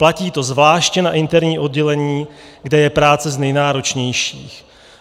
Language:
Czech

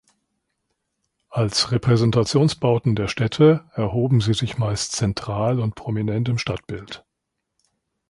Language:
German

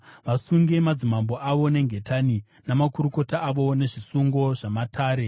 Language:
Shona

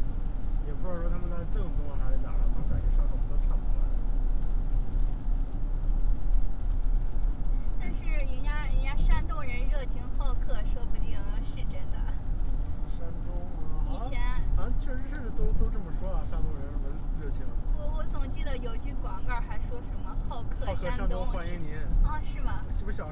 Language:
Chinese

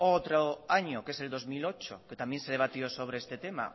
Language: Spanish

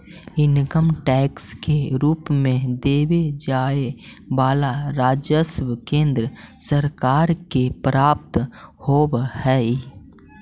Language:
Magahi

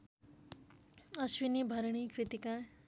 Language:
Nepali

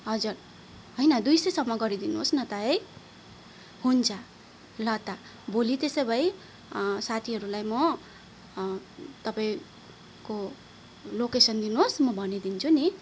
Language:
Nepali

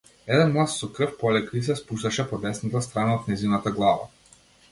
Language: Macedonian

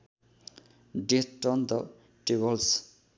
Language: Nepali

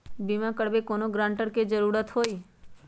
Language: Magahi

